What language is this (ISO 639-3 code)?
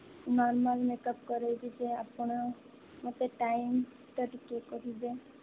ori